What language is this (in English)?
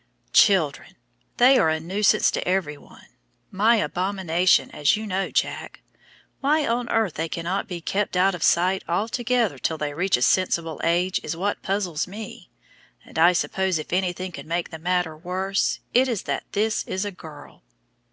English